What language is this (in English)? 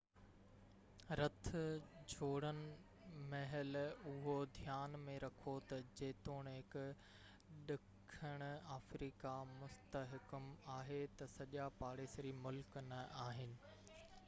Sindhi